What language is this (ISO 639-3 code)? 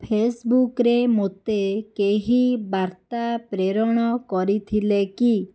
ori